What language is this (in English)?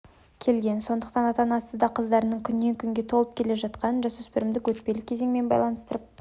Kazakh